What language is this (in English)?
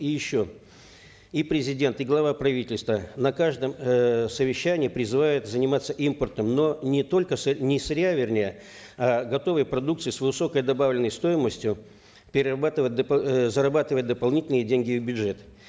Kazakh